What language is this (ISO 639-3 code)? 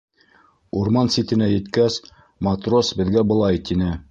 bak